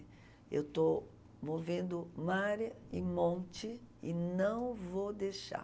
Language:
Portuguese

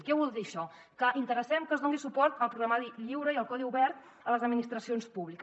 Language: Catalan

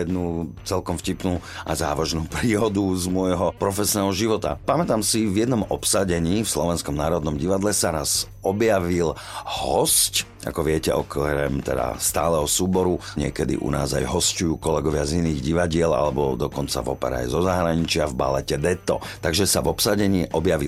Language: Slovak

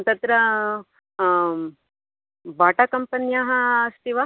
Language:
Sanskrit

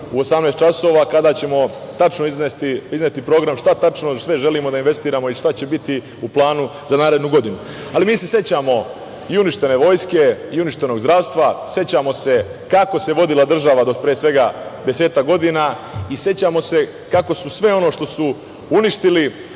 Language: Serbian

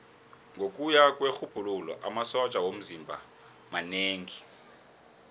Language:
South Ndebele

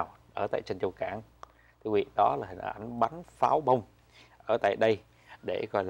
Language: Vietnamese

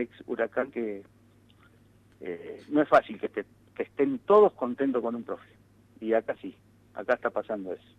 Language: Spanish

